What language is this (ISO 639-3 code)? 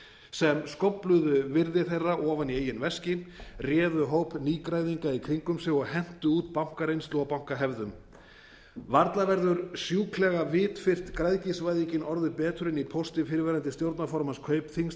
isl